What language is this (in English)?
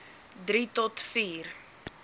Afrikaans